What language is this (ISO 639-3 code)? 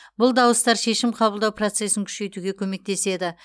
kaz